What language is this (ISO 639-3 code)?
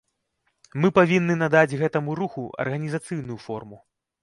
bel